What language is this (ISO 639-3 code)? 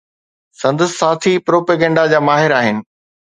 snd